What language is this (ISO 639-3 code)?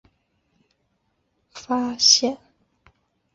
zho